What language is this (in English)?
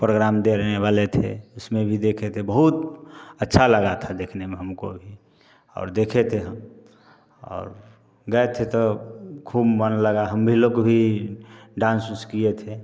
Hindi